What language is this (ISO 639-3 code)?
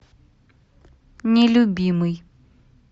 rus